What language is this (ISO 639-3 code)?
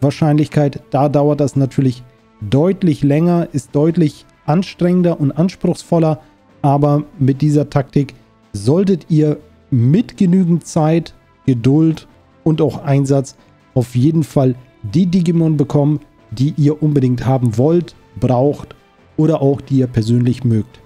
deu